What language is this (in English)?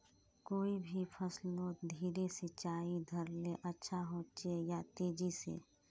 Magahi